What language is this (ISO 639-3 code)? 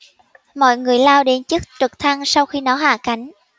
vie